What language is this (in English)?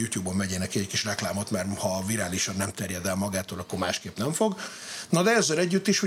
Hungarian